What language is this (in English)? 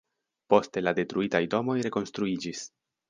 Esperanto